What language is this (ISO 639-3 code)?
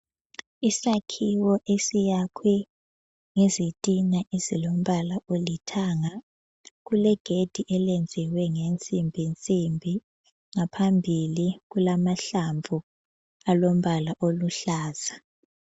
nde